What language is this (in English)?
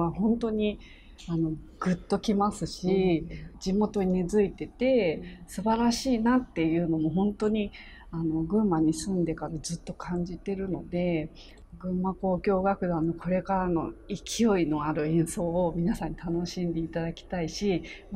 Japanese